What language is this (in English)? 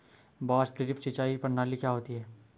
Hindi